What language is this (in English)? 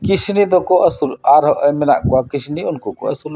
Santali